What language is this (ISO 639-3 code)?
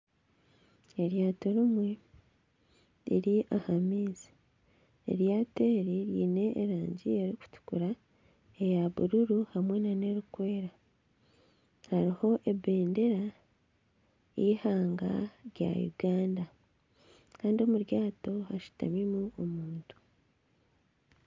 nyn